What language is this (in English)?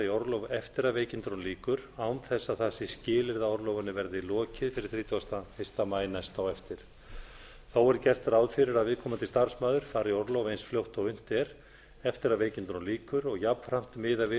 Icelandic